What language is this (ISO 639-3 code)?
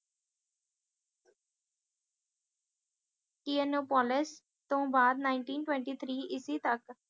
pan